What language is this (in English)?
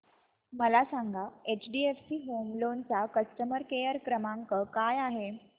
Marathi